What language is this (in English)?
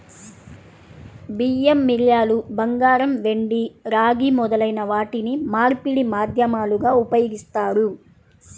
Telugu